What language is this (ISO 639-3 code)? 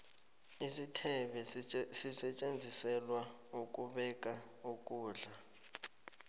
nbl